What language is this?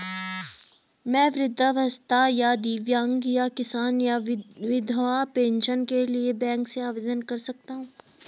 Hindi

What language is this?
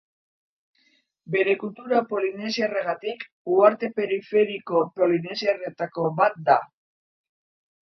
Basque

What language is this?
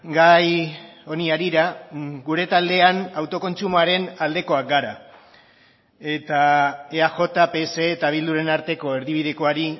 Basque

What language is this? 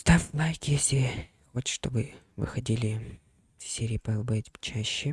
Russian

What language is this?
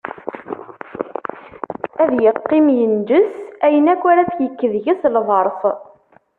Kabyle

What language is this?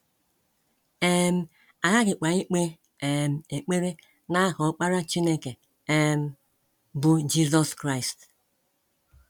Igbo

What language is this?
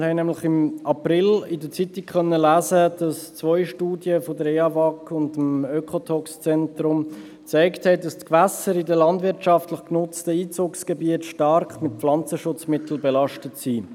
Swiss German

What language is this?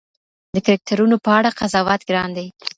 Pashto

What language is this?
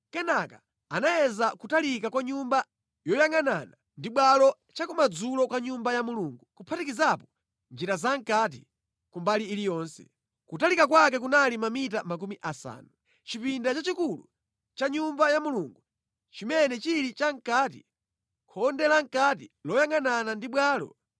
Nyanja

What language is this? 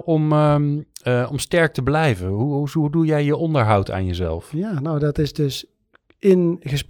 Dutch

